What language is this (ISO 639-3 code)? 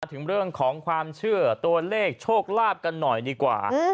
tha